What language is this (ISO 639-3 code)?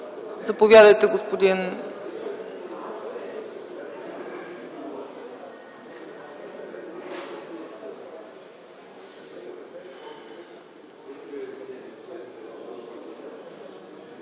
bul